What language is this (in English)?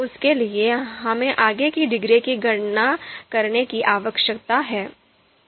Hindi